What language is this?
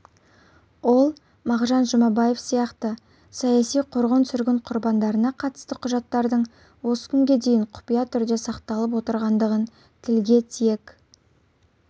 Kazakh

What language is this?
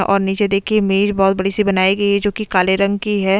Hindi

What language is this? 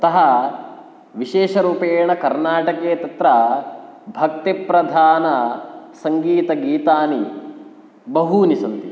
Sanskrit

